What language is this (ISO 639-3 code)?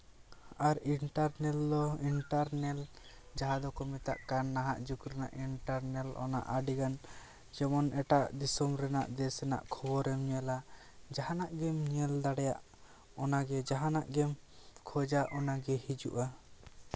sat